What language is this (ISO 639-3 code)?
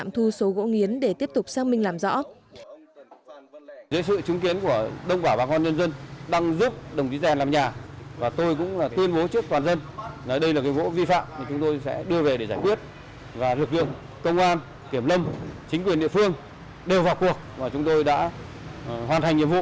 vie